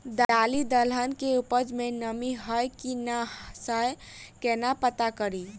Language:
Maithili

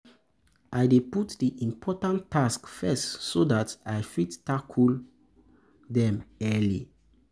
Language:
Nigerian Pidgin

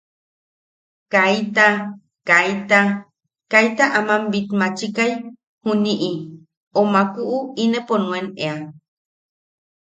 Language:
Yaqui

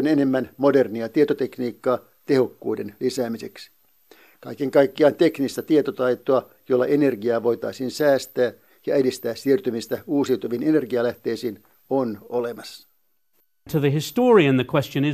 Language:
Finnish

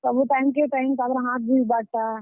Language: Odia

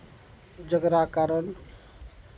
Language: Maithili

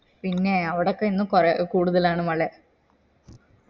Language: Malayalam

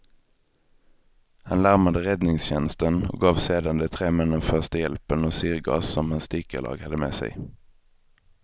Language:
Swedish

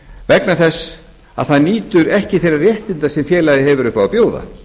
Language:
Icelandic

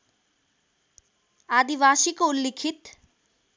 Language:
Nepali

